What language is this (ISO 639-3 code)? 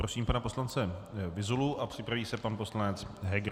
ces